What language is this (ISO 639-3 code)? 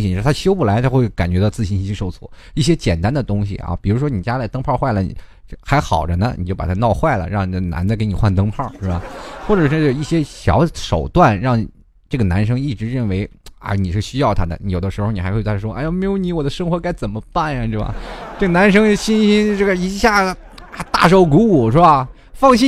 zho